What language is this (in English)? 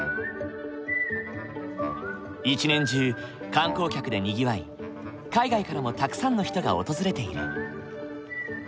Japanese